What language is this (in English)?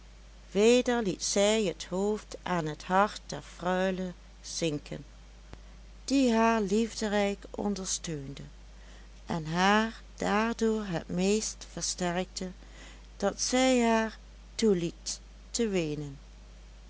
Dutch